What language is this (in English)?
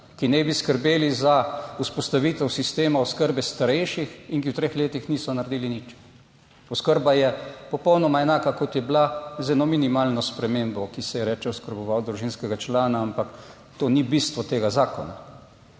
Slovenian